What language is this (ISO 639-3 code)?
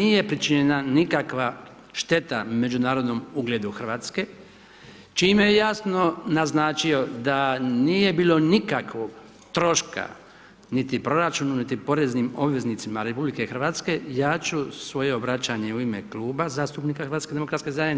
hrv